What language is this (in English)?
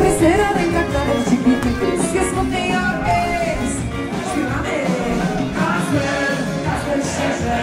Polish